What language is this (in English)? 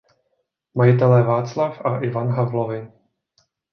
Czech